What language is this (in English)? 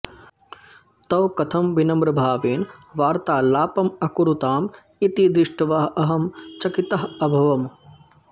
Sanskrit